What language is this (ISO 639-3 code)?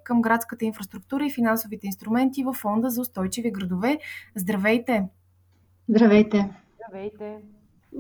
bul